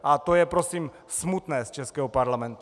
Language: Czech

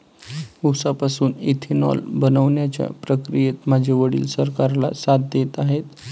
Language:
Marathi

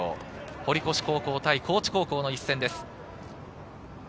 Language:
Japanese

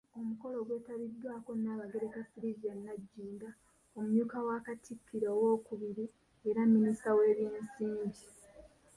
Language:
Ganda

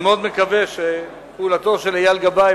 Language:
Hebrew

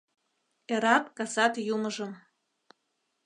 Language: Mari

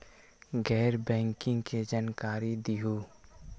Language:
Magahi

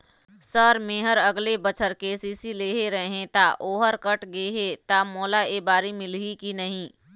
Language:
Chhattisgarhi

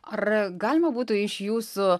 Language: Lithuanian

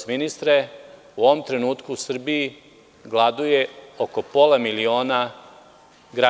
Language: Serbian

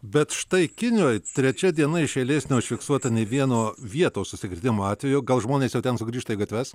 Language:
Lithuanian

